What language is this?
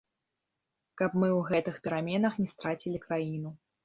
Belarusian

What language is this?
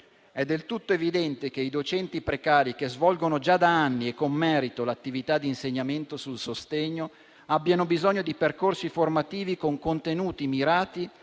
Italian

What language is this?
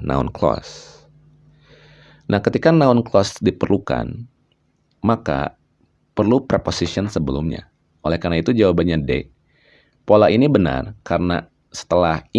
Indonesian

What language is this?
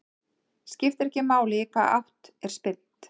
Icelandic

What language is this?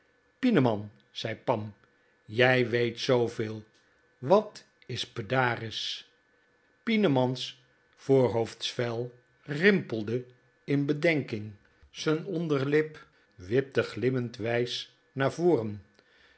Dutch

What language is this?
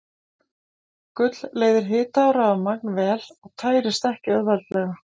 Icelandic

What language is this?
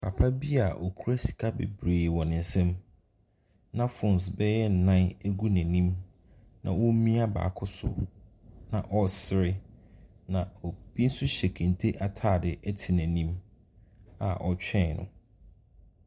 Akan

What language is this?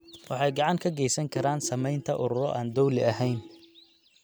Somali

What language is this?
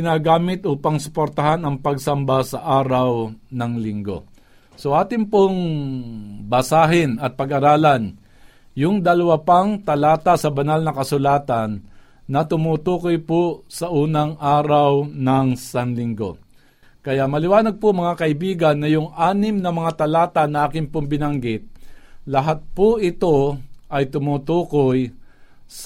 Filipino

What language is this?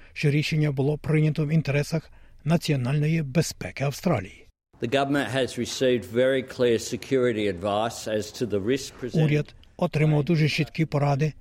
Ukrainian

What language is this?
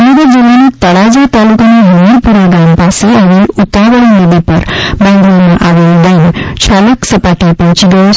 Gujarati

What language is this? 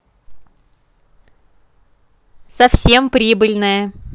Russian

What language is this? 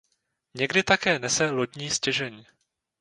Czech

